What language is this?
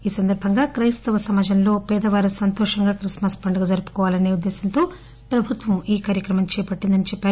Telugu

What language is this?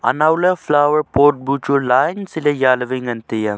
Wancho Naga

